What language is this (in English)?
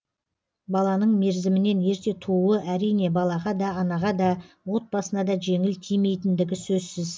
Kazakh